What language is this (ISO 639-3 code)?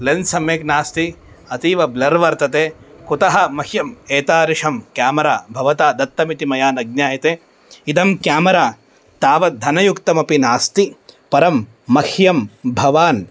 san